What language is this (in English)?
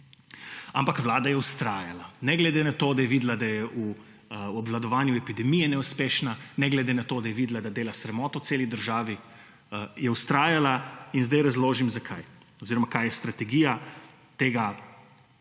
Slovenian